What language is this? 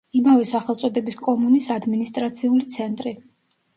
Georgian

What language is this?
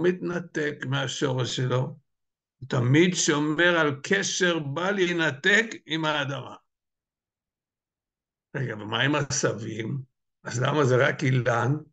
Hebrew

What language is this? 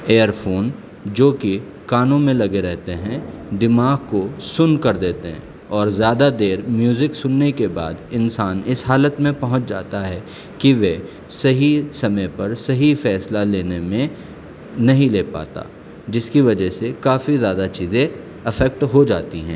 Urdu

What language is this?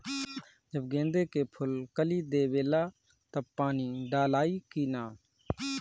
Bhojpuri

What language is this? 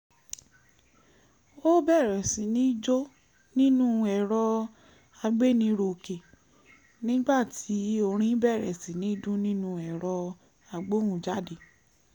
Yoruba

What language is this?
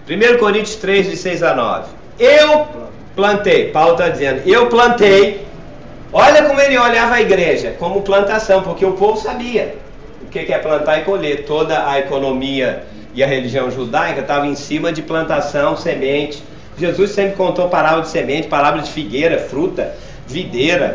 Portuguese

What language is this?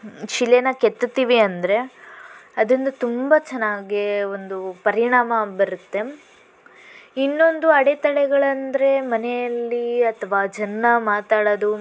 Kannada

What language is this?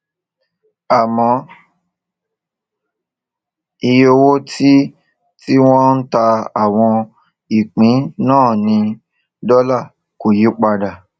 Yoruba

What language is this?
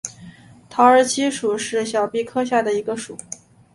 Chinese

